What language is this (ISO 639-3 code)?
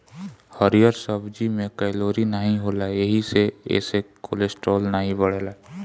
bho